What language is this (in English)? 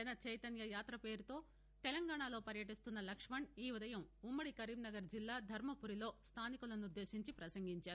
Telugu